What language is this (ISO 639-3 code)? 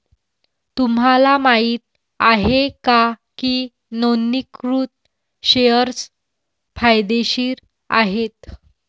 mar